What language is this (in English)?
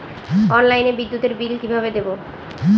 Bangla